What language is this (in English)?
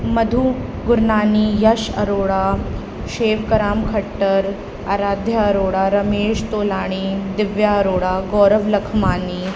Sindhi